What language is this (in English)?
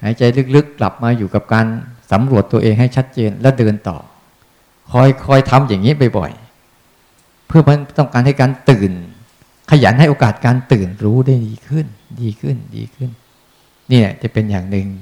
Thai